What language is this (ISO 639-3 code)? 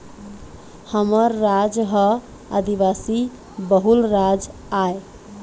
hne